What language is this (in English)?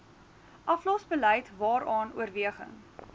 Afrikaans